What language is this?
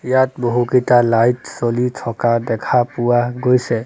Assamese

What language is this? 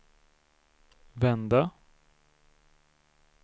Swedish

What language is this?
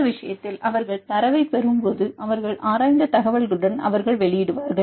Tamil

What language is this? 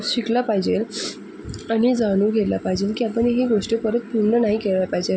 Marathi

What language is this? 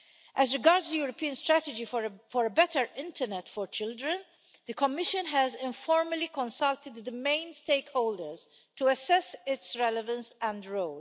English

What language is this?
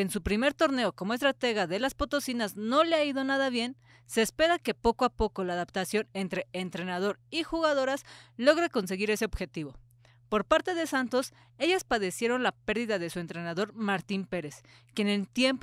Spanish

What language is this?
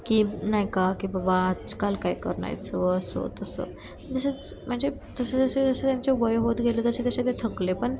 Marathi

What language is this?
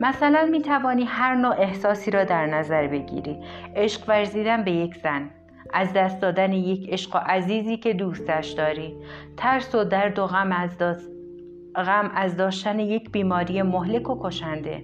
Persian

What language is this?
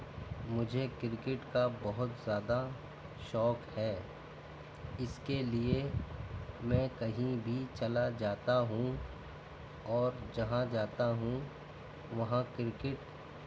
Urdu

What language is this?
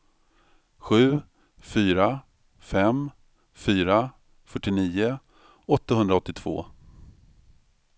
Swedish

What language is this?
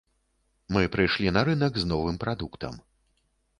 Belarusian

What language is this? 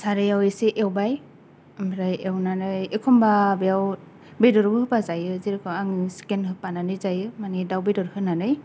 Bodo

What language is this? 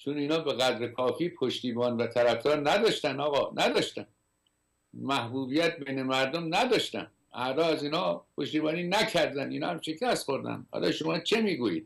Persian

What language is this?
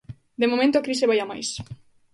Galician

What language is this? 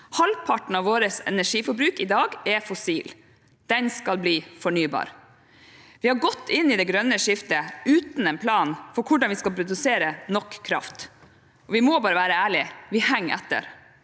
Norwegian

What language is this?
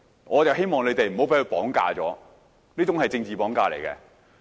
Cantonese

